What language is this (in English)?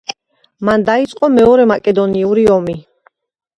Georgian